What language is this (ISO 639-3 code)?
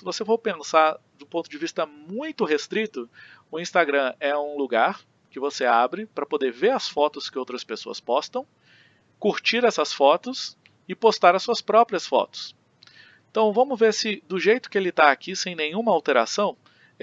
por